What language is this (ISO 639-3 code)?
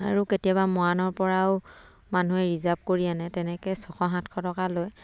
asm